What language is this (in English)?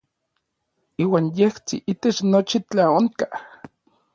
Orizaba Nahuatl